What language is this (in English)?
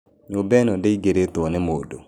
Kikuyu